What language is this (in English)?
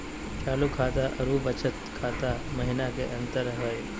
Magahi